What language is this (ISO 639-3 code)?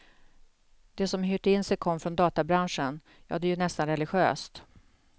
swe